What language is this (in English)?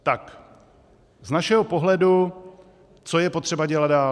Czech